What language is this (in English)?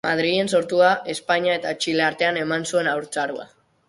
Basque